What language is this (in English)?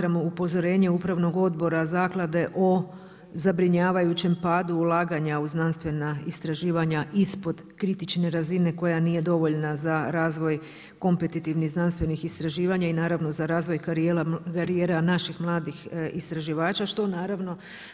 Croatian